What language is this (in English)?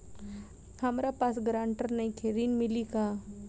Bhojpuri